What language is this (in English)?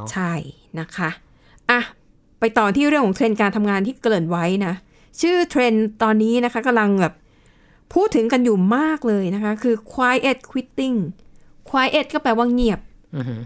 Thai